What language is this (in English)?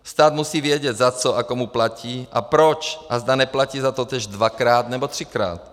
Czech